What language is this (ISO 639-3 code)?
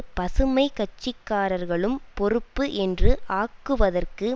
tam